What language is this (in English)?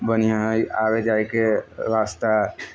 Maithili